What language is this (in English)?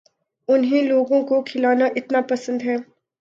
Urdu